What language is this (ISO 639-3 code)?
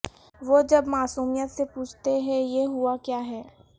urd